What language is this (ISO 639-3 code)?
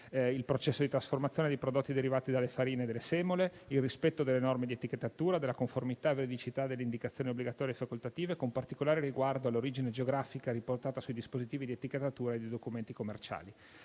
ita